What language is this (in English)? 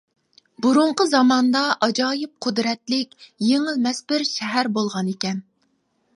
Uyghur